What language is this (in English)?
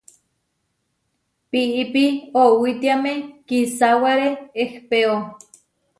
Huarijio